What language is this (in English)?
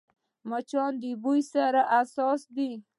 Pashto